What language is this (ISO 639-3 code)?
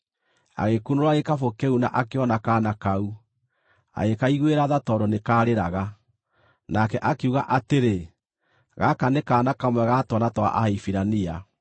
kik